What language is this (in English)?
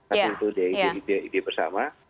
Indonesian